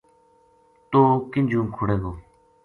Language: Gujari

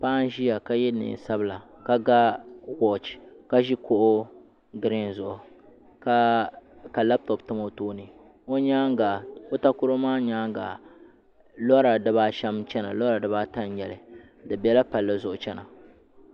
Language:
Dagbani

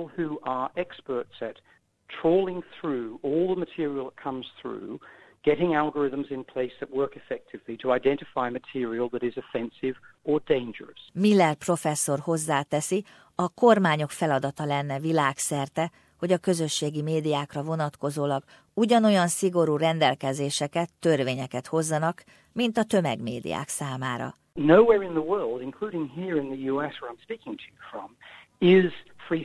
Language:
Hungarian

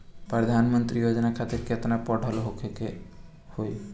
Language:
Bhojpuri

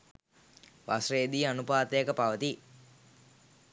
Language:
Sinhala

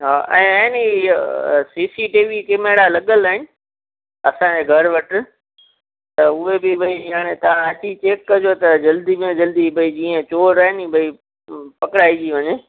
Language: Sindhi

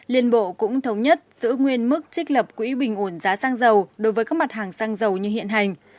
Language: Vietnamese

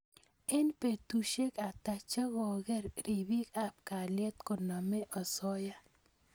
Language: Kalenjin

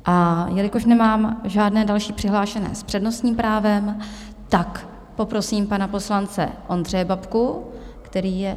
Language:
Czech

